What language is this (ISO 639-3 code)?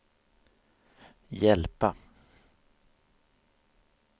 swe